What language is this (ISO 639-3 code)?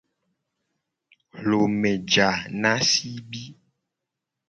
gej